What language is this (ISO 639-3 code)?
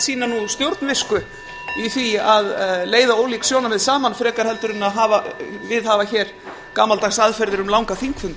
isl